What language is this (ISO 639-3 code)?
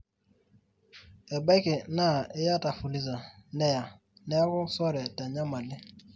mas